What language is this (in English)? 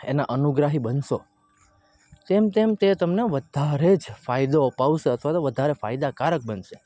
Gujarati